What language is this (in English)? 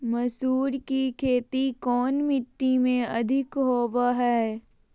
Magahi